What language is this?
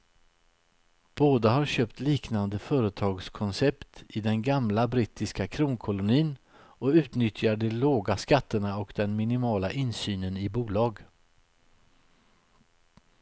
Swedish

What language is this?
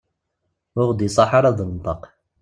Kabyle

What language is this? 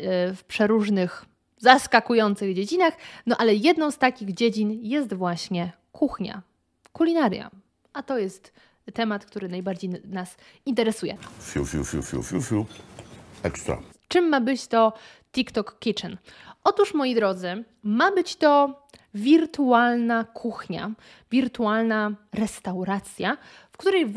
Polish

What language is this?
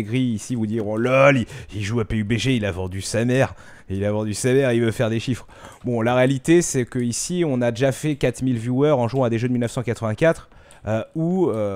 French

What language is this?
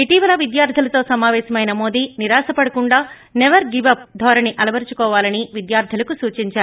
Telugu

